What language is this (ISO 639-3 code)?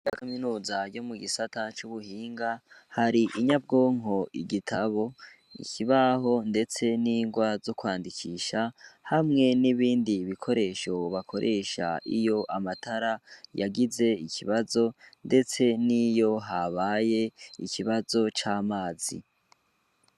run